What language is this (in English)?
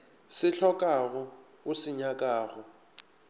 Northern Sotho